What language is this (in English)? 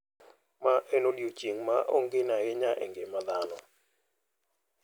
Luo (Kenya and Tanzania)